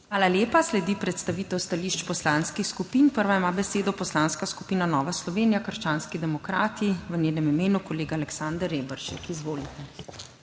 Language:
Slovenian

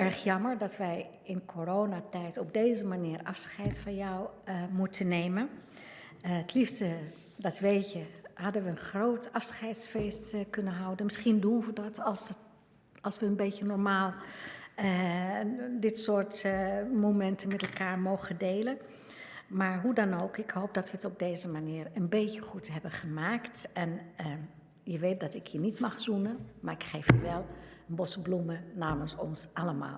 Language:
Dutch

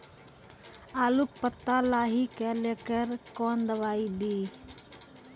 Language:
Maithili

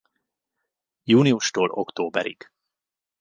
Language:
Hungarian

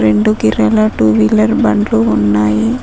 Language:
Telugu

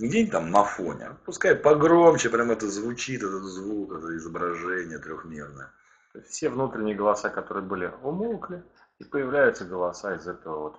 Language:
Russian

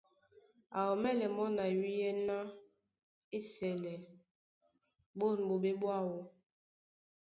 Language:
Duala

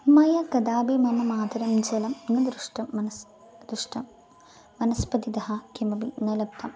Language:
Sanskrit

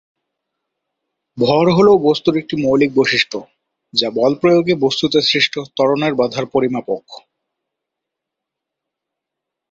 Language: Bangla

